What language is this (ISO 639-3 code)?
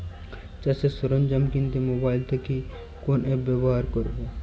ben